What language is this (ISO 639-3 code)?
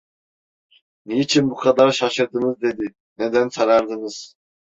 tur